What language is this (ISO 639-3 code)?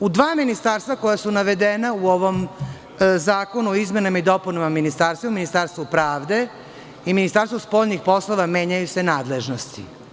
srp